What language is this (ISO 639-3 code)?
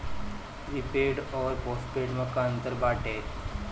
bho